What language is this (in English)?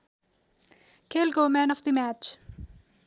Nepali